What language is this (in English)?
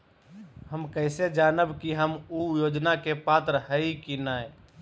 Magahi